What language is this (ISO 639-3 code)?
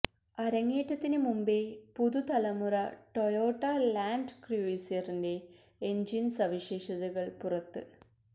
mal